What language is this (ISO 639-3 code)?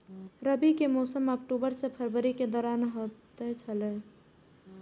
mai